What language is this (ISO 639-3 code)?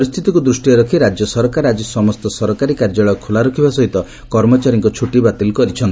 ori